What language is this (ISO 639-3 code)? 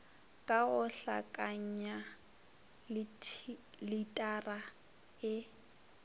nso